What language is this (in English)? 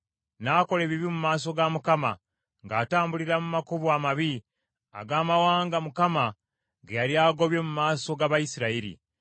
Ganda